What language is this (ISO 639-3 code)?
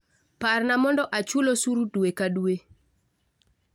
luo